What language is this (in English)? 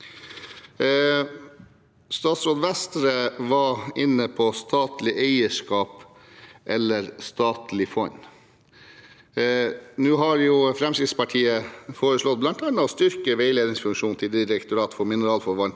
Norwegian